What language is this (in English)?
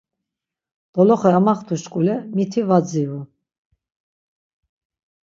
Laz